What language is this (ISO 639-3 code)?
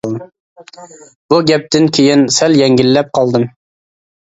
uig